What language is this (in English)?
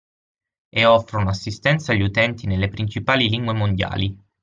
Italian